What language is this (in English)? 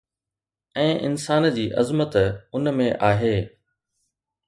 Sindhi